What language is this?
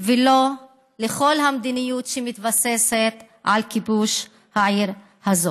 Hebrew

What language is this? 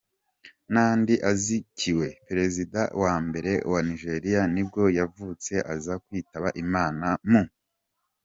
Kinyarwanda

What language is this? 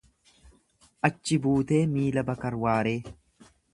Oromo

